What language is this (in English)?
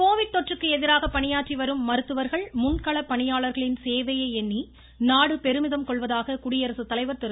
Tamil